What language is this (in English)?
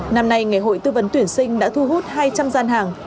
Vietnamese